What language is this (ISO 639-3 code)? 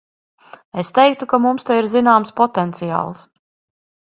lav